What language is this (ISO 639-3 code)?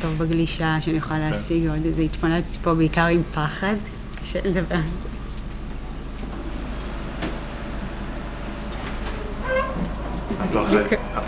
heb